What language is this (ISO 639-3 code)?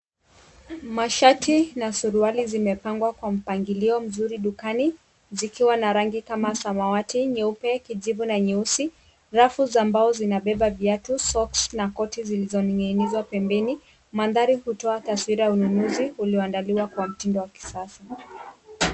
swa